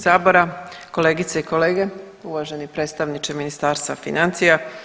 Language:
Croatian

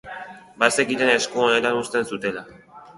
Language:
Basque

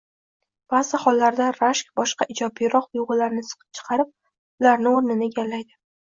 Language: Uzbek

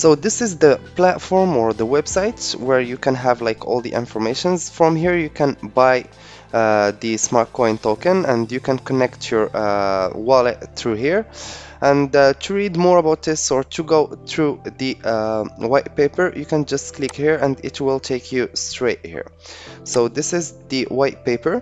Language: English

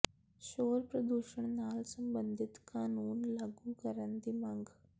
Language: Punjabi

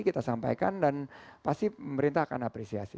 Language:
Indonesian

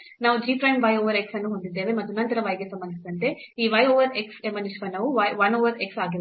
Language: Kannada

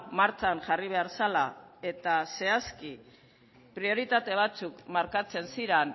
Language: Basque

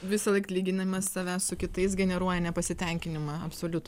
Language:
Lithuanian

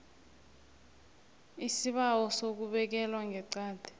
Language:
South Ndebele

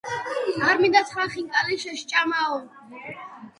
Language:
Georgian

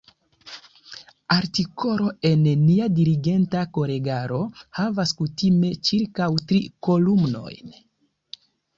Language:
Esperanto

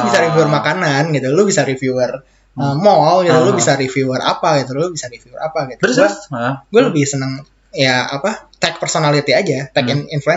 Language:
Indonesian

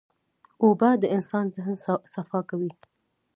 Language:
Pashto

